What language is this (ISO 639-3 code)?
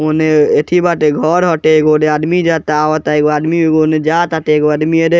bho